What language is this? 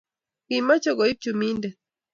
Kalenjin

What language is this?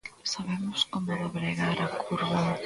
Galician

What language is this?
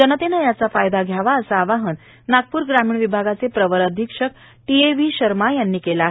Marathi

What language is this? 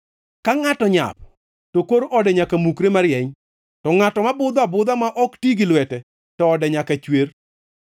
Luo (Kenya and Tanzania)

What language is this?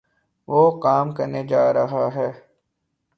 Urdu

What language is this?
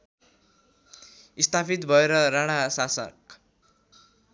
Nepali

